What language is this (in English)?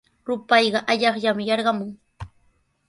Sihuas Ancash Quechua